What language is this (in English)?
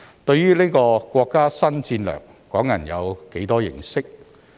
Cantonese